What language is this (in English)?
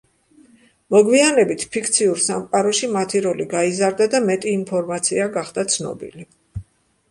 Georgian